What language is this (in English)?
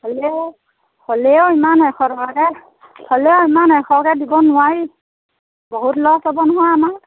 Assamese